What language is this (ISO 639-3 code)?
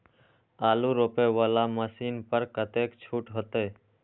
mai